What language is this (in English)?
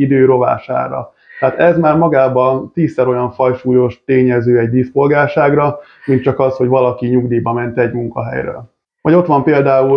Hungarian